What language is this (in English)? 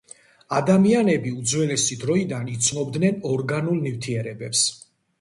Georgian